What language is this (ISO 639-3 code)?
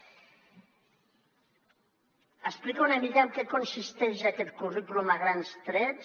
cat